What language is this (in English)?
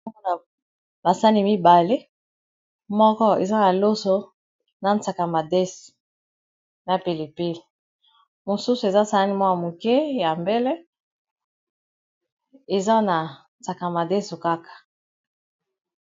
Lingala